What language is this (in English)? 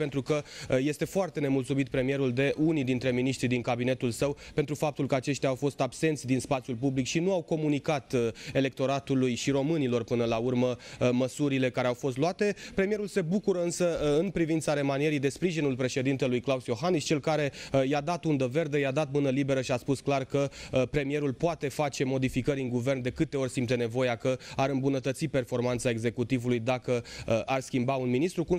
Romanian